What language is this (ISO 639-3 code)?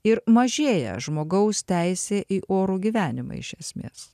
lit